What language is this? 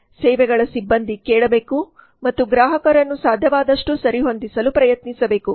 Kannada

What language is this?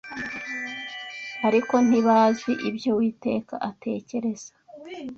Kinyarwanda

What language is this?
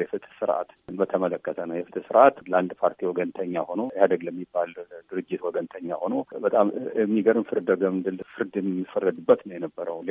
Amharic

